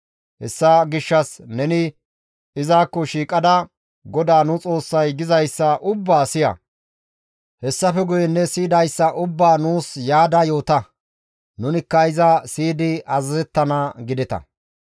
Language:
Gamo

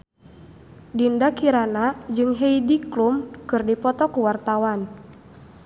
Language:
Sundanese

